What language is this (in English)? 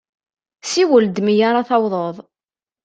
Kabyle